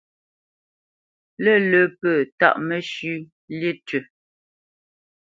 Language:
Bamenyam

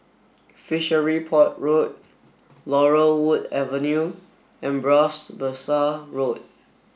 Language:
English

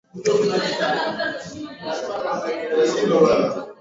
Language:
Swahili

